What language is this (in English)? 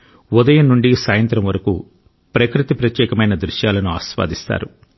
Telugu